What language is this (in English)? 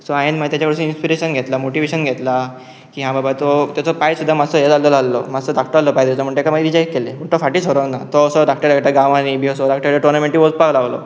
Konkani